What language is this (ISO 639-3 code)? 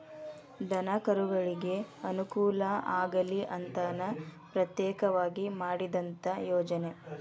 kan